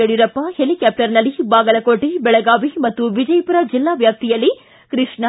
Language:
Kannada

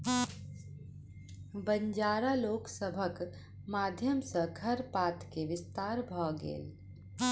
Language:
Maithili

